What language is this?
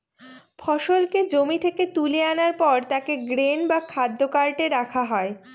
Bangla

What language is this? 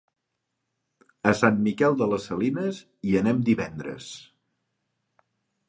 Catalan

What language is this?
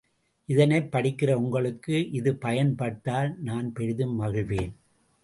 Tamil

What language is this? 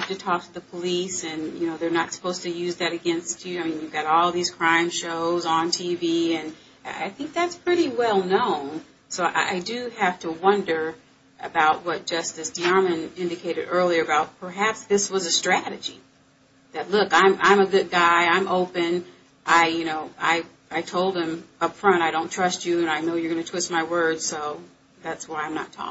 English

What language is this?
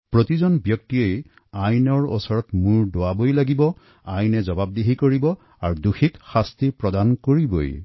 Assamese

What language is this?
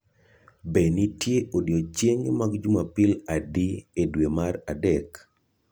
Luo (Kenya and Tanzania)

